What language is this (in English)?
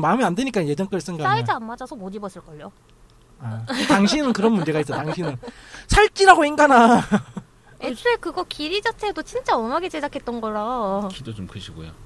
Korean